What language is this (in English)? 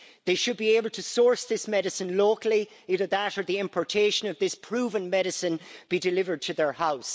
English